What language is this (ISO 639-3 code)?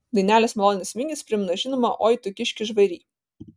lit